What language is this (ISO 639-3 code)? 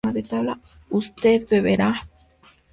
spa